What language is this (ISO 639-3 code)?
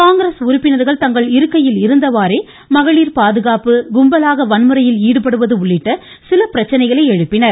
tam